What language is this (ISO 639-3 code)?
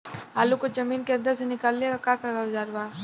bho